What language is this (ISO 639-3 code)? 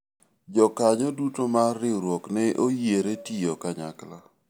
luo